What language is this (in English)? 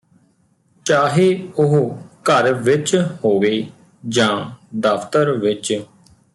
Punjabi